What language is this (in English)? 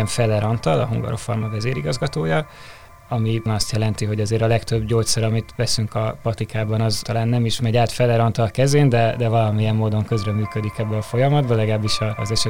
Hungarian